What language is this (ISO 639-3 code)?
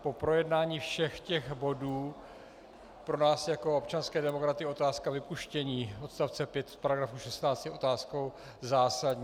ces